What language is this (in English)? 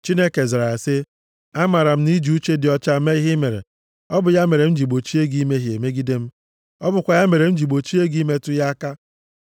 Igbo